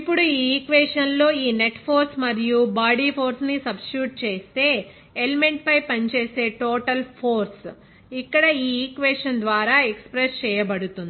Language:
Telugu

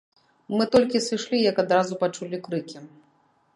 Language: Belarusian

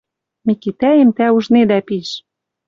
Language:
Western Mari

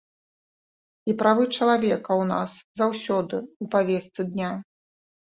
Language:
Belarusian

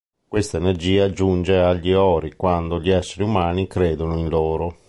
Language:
Italian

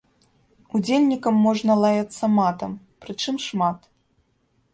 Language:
Belarusian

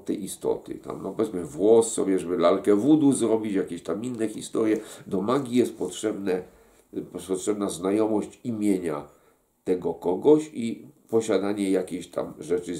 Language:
Polish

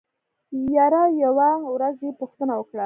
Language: Pashto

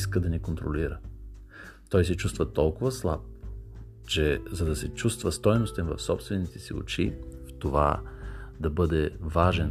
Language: Bulgarian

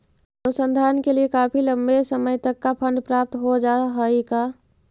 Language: Magahi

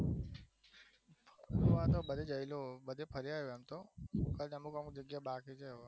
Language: Gujarati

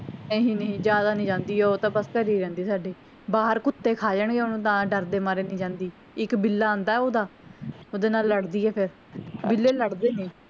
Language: Punjabi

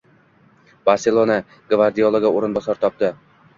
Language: Uzbek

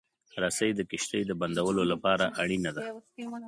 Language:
Pashto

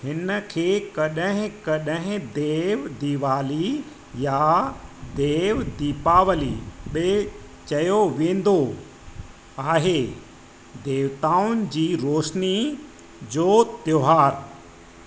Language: Sindhi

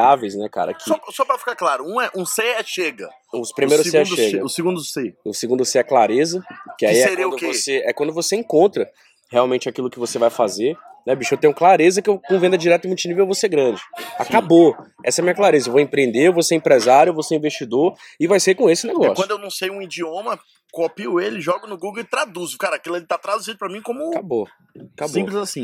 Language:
Portuguese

